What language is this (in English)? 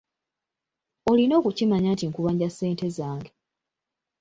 Ganda